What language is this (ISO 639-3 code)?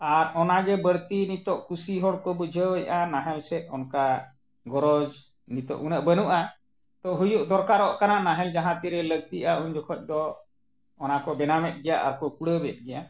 sat